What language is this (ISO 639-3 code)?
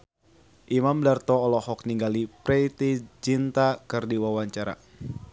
sun